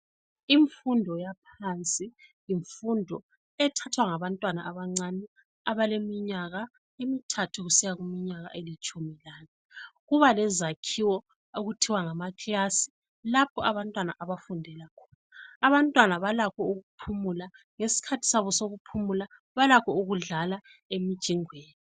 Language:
North Ndebele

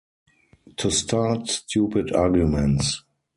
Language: English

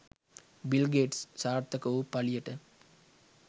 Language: Sinhala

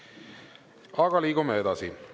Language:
Estonian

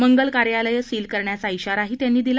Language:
Marathi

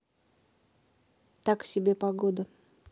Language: Russian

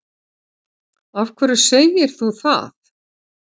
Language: Icelandic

